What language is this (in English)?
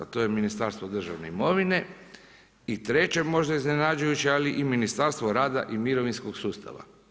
Croatian